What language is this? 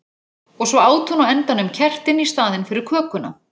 Icelandic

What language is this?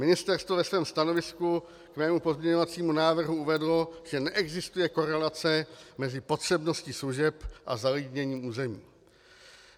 Czech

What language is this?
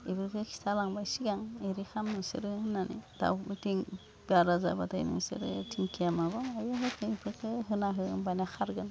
Bodo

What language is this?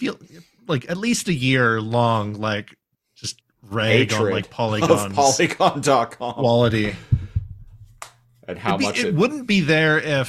English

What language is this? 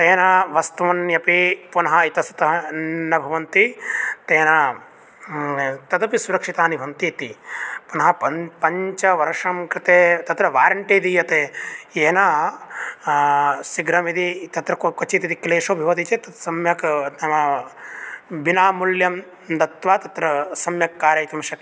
Sanskrit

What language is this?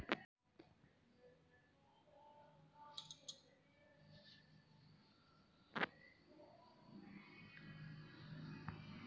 Hindi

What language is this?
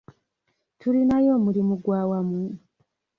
Ganda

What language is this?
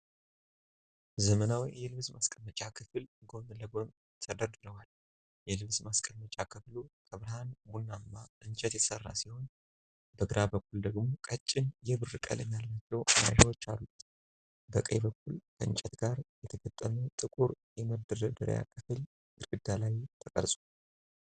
Amharic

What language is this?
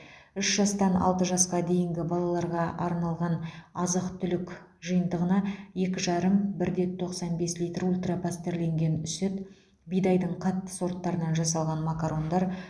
Kazakh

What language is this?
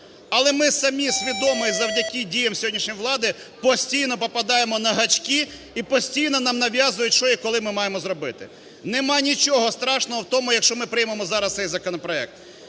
Ukrainian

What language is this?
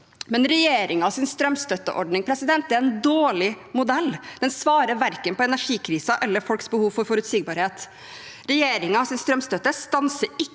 Norwegian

